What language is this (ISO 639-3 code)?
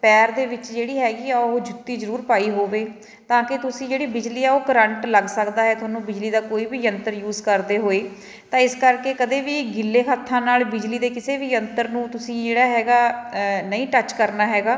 pan